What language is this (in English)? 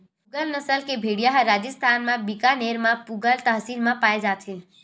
Chhattisgarhi